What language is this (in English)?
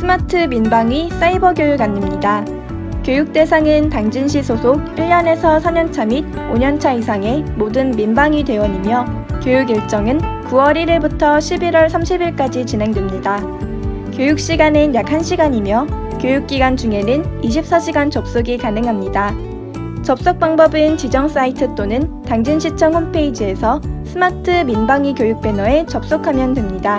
Korean